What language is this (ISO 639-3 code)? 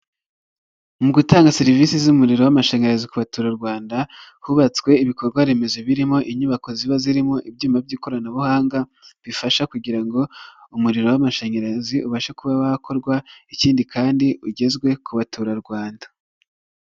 kin